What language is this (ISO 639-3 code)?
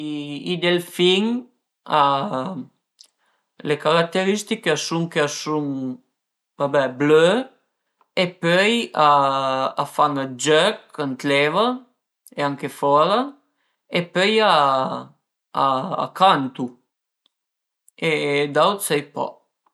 pms